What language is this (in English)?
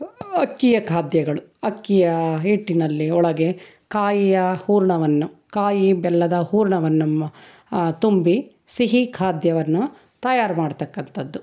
Kannada